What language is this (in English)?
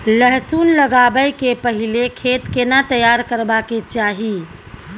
Maithili